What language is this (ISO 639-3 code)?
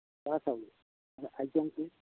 asm